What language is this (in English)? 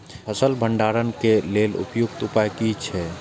Maithili